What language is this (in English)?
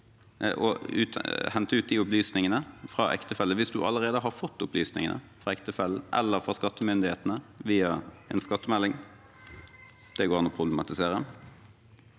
Norwegian